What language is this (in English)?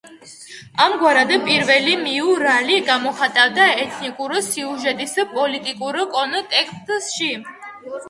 Georgian